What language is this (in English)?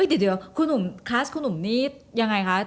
Thai